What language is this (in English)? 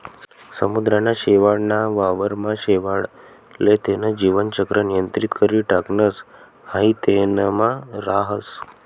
Marathi